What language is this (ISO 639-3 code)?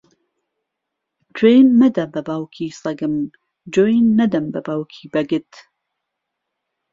ckb